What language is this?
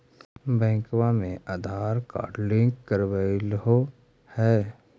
Magahi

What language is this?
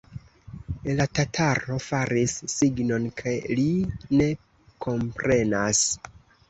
Esperanto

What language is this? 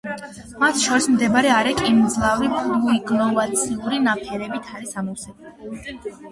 Georgian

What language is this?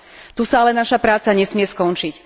Slovak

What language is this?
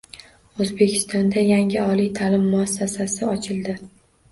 Uzbek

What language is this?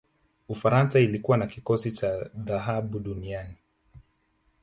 Swahili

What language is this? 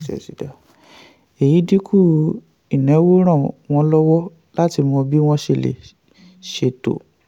Yoruba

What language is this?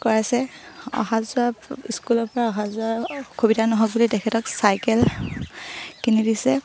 Assamese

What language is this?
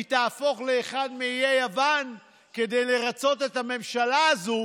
Hebrew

